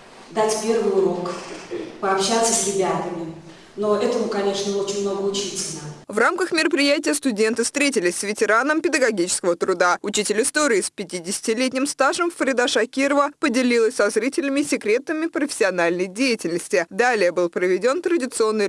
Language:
Russian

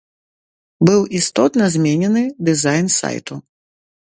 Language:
Belarusian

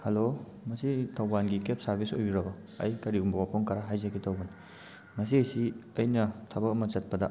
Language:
Manipuri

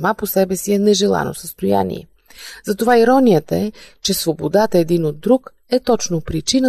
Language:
Bulgarian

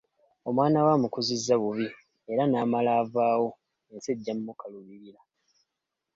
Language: Ganda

